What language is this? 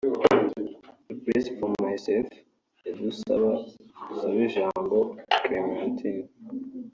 Kinyarwanda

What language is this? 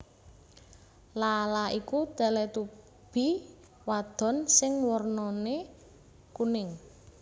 Javanese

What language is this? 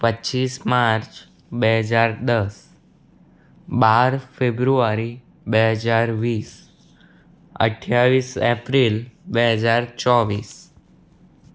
Gujarati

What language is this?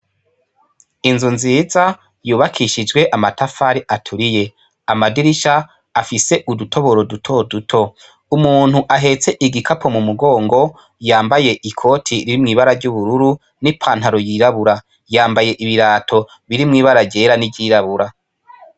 Rundi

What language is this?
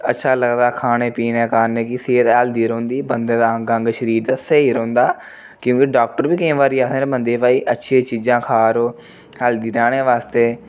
Dogri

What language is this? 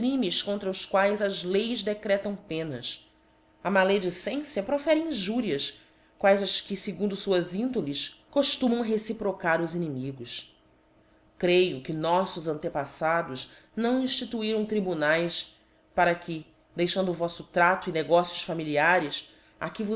Portuguese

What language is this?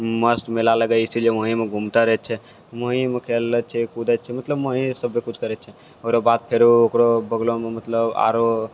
Maithili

